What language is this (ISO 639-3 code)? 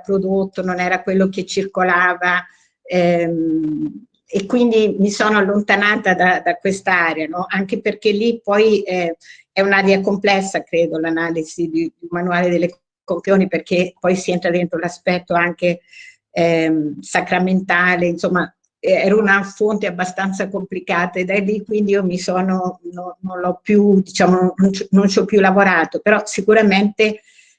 ita